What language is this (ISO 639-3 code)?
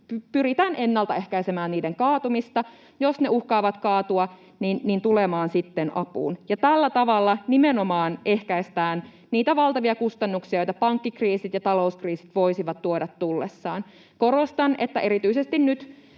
fin